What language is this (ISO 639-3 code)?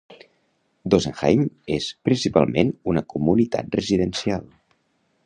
cat